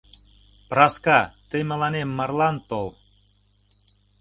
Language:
Mari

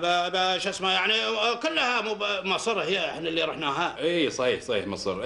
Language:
Arabic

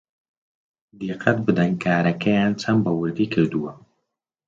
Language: Central Kurdish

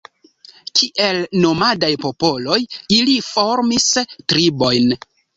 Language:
Esperanto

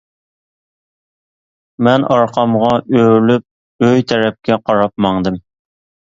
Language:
Uyghur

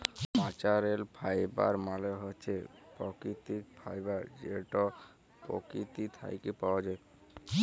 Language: Bangla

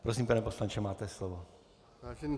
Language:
Czech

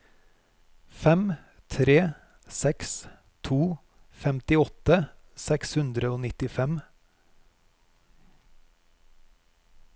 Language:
Norwegian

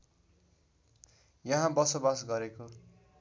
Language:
Nepali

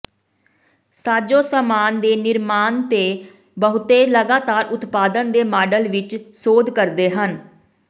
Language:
Punjabi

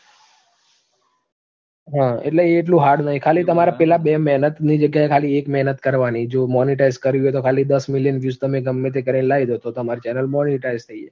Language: Gujarati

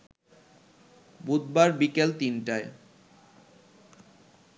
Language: Bangla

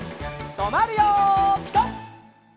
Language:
Japanese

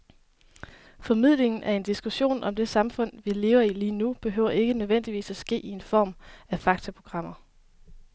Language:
Danish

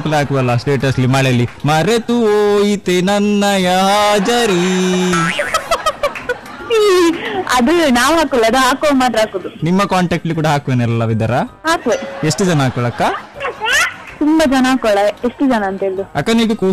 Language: Kannada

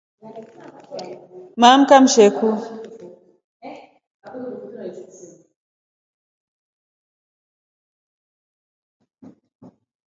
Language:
Rombo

